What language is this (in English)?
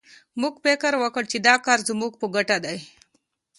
Pashto